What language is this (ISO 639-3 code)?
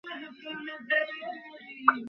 ben